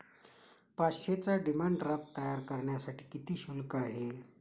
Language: Marathi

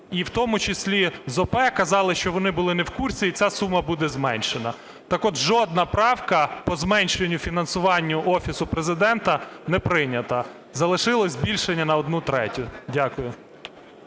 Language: Ukrainian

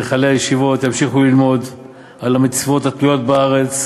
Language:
Hebrew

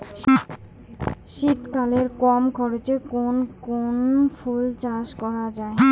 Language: Bangla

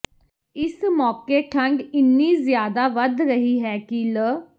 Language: Punjabi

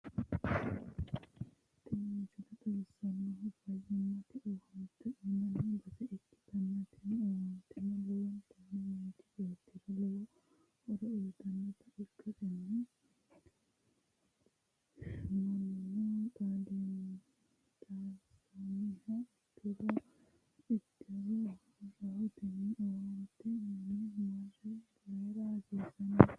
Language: Sidamo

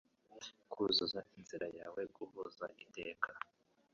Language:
Kinyarwanda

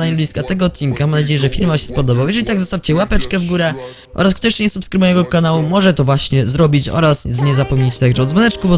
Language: Polish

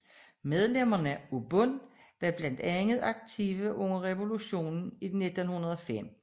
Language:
Danish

